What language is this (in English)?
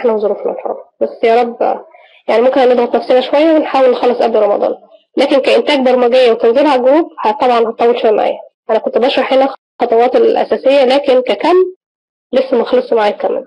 Arabic